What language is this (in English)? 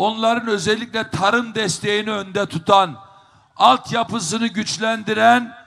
Turkish